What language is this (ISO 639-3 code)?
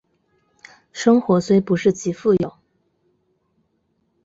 zho